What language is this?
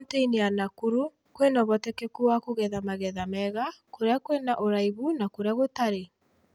Kikuyu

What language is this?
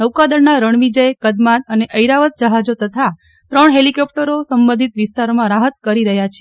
Gujarati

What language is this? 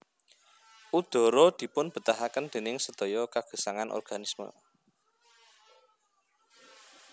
Javanese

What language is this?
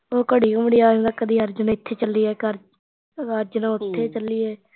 Punjabi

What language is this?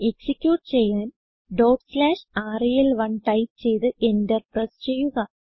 Malayalam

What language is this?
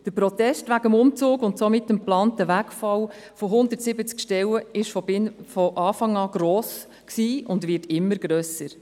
Swiss German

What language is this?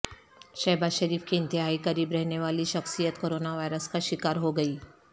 Urdu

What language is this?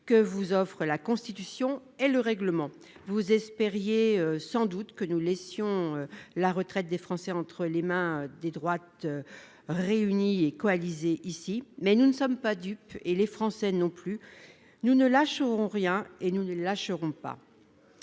French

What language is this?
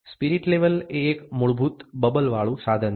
Gujarati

